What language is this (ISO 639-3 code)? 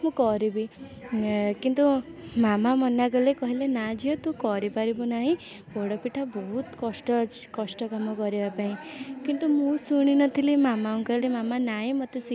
ori